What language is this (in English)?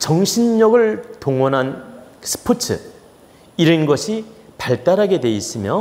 Korean